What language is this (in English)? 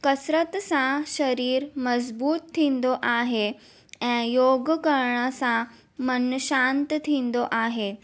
Sindhi